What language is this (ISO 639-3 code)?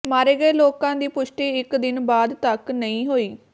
pan